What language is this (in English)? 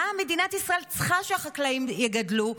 Hebrew